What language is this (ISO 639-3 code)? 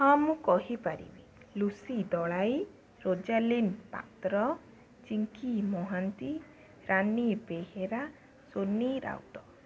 ori